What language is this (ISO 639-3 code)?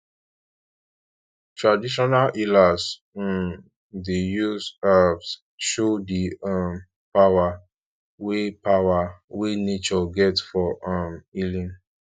pcm